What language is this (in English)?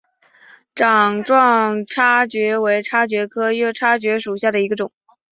Chinese